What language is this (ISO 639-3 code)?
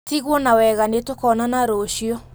kik